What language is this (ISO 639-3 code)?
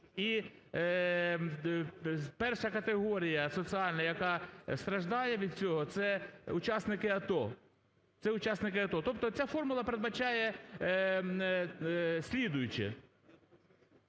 ukr